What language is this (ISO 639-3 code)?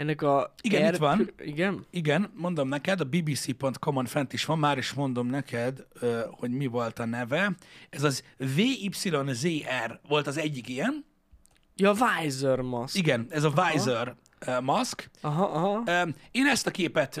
hun